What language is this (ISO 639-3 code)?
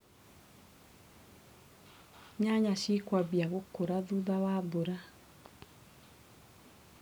kik